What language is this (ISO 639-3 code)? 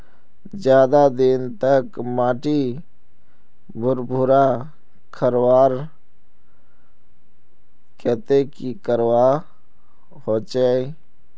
mag